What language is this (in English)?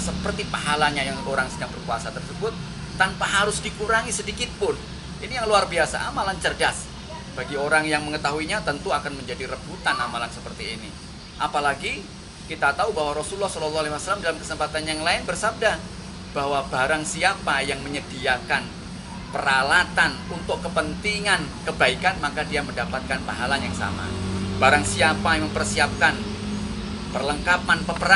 Indonesian